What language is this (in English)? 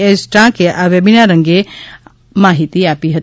Gujarati